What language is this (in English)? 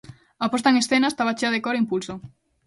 Galician